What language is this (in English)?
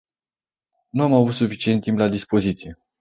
Romanian